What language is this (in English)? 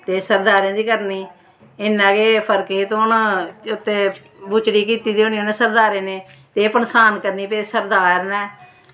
Dogri